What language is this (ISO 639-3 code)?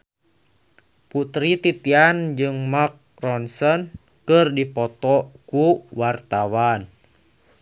sun